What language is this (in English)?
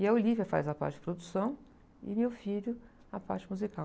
Portuguese